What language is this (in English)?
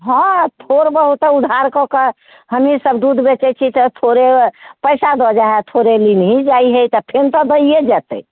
Maithili